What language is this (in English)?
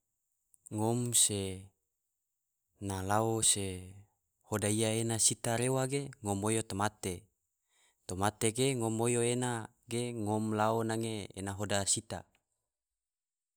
Tidore